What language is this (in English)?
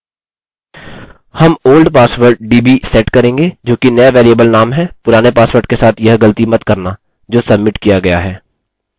Hindi